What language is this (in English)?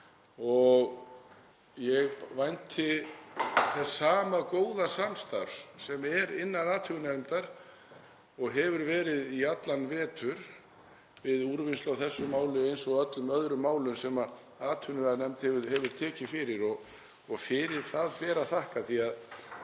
Icelandic